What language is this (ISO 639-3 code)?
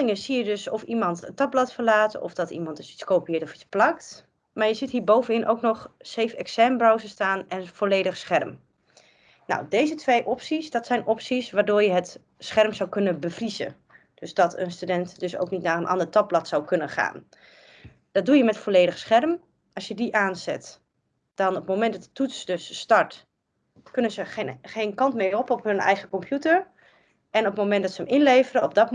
nld